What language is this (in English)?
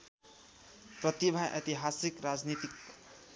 Nepali